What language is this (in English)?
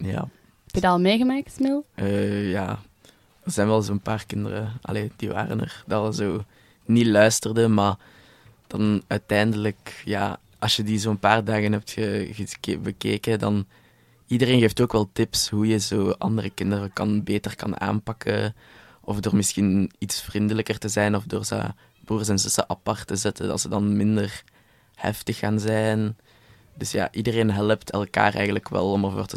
Dutch